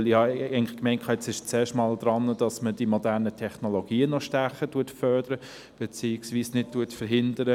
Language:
Swiss German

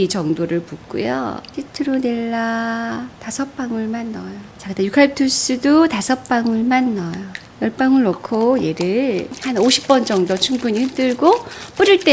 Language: Korean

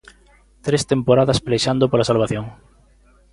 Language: Galician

